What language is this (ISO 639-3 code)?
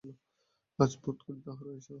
ben